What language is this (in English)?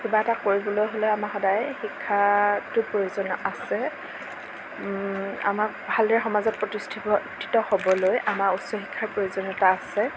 Assamese